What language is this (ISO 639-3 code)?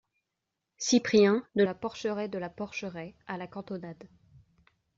fra